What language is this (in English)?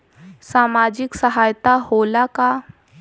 Bhojpuri